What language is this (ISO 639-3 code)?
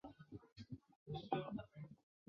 zho